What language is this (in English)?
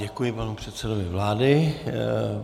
Czech